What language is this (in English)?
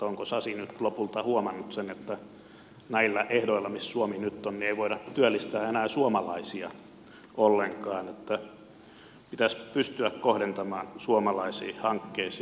Finnish